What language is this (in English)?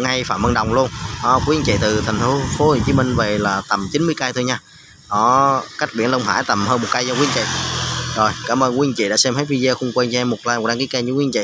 Vietnamese